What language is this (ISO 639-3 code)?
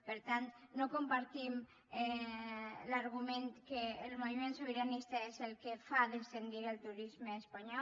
cat